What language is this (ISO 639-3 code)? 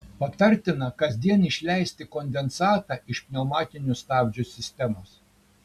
lit